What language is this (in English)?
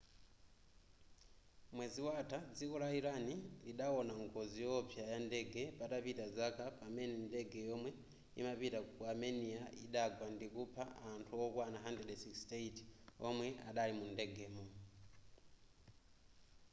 Nyanja